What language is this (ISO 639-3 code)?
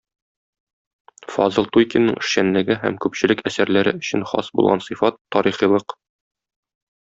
tat